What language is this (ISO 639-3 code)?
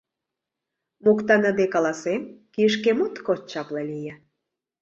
chm